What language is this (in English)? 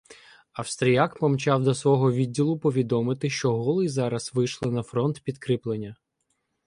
Ukrainian